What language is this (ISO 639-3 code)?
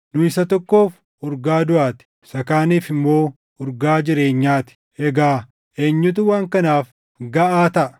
orm